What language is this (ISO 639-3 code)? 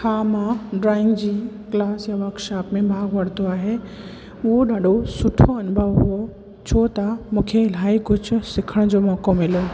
snd